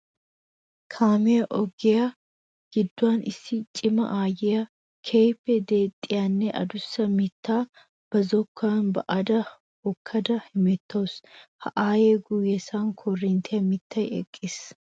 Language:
Wolaytta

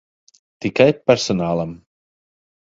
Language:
Latvian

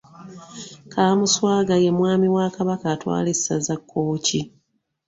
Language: Ganda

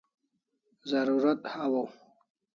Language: Kalasha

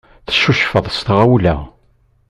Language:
Kabyle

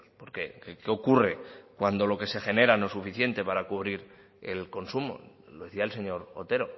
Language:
Spanish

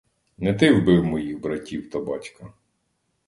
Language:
Ukrainian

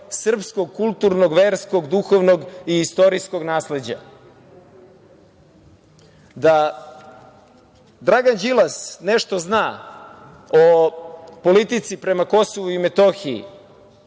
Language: Serbian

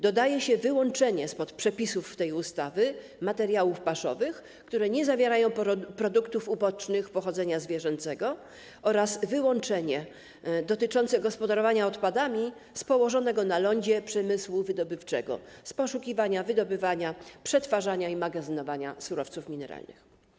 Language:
Polish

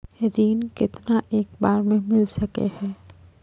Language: Maithili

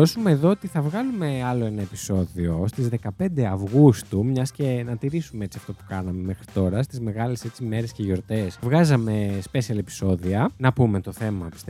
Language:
Greek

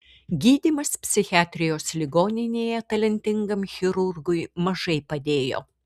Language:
Lithuanian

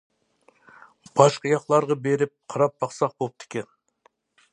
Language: Uyghur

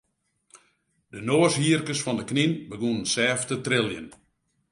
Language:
Western Frisian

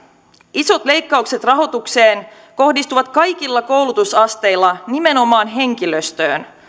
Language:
Finnish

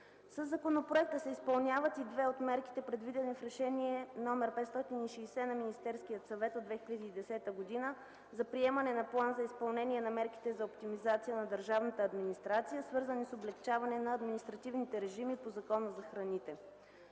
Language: Bulgarian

